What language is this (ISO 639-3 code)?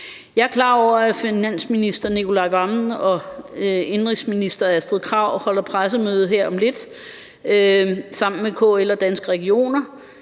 dan